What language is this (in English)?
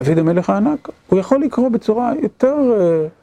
Hebrew